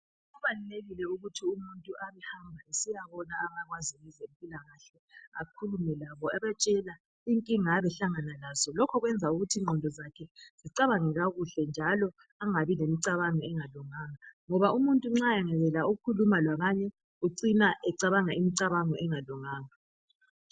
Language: North Ndebele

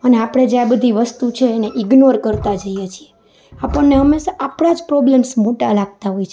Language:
Gujarati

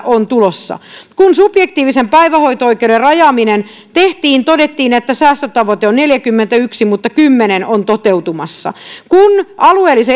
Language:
Finnish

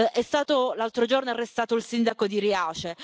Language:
Italian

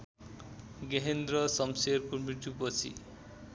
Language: Nepali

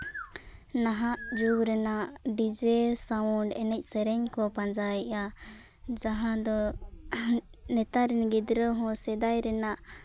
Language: Santali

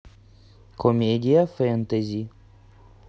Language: Russian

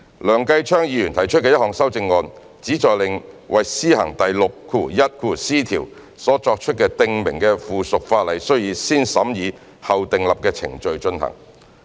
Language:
Cantonese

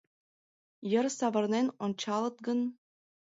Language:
Mari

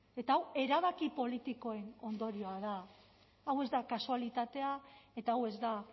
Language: Basque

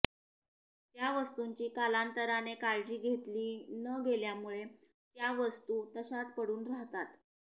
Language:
Marathi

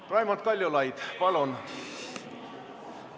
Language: Estonian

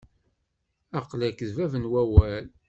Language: Kabyle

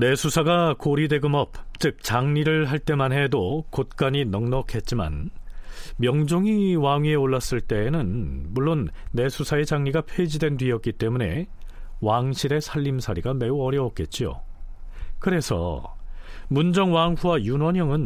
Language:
Korean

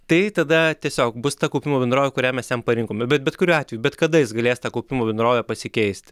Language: Lithuanian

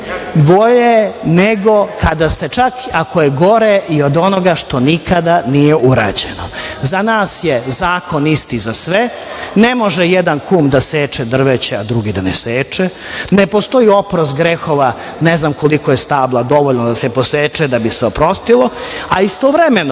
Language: Serbian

